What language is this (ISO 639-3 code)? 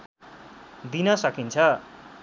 nep